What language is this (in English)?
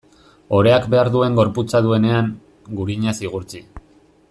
Basque